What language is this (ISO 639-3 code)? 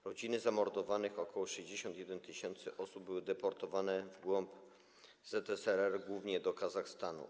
pol